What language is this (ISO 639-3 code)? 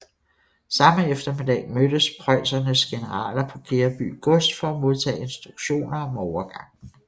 dan